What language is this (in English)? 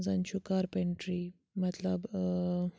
Kashmiri